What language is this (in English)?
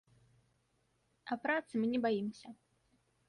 Belarusian